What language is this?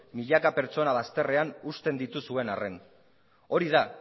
Basque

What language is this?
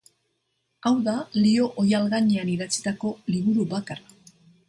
Basque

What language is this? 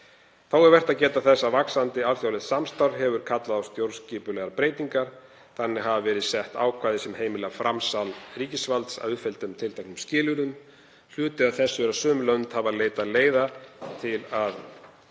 Icelandic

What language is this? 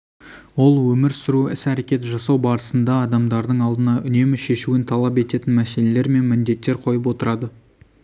Kazakh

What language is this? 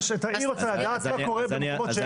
Hebrew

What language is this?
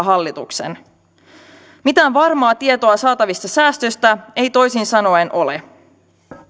Finnish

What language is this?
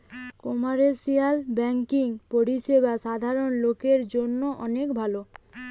Bangla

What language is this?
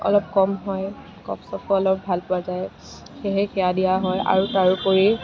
Assamese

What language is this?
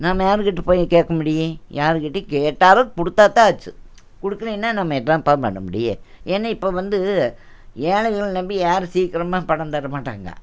Tamil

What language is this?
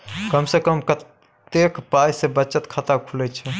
Maithili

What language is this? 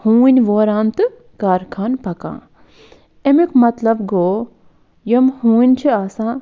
Kashmiri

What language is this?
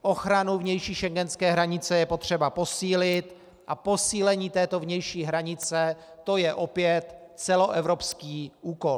Czech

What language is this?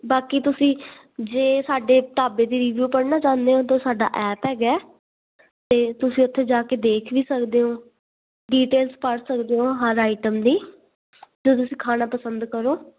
Punjabi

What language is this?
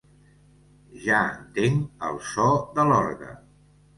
Catalan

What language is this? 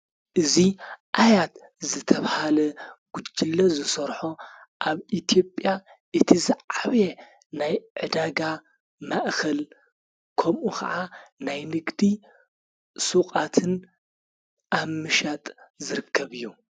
Tigrinya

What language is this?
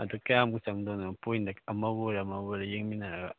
Manipuri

